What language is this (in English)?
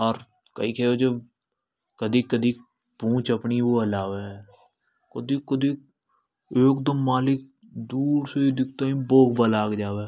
Hadothi